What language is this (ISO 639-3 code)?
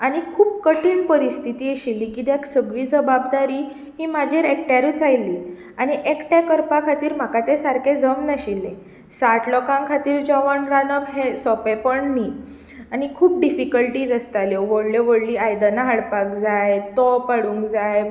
kok